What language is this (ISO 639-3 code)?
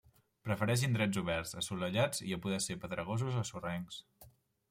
cat